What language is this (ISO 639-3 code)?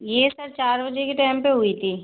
hin